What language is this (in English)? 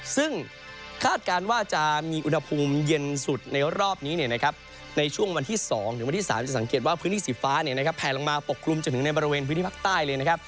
Thai